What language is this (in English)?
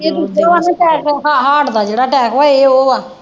Punjabi